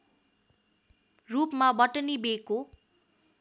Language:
Nepali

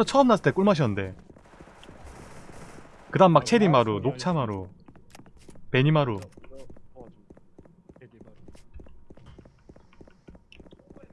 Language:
Korean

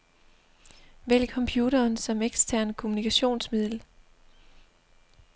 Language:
Danish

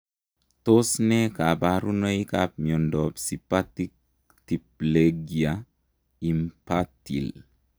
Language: Kalenjin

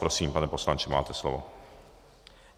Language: Czech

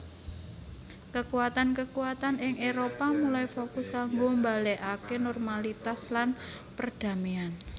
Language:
Javanese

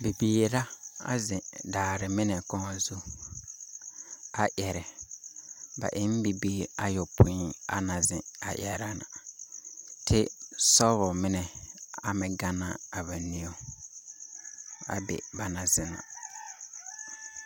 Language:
Southern Dagaare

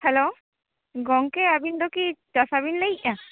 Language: Santali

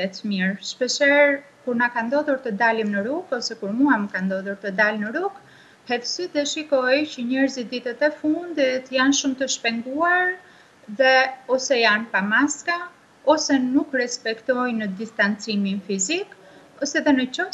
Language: Romanian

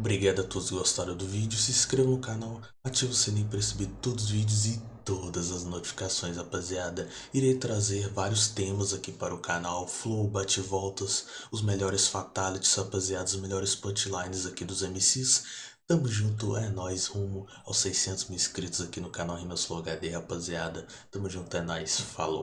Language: Portuguese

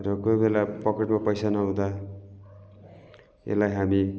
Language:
Nepali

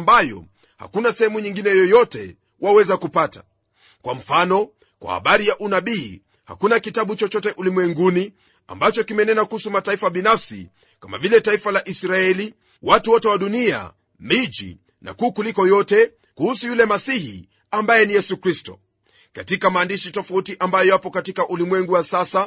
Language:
Swahili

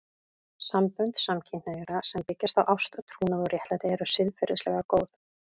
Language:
Icelandic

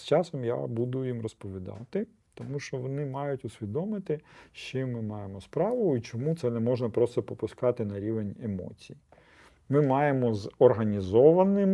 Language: Ukrainian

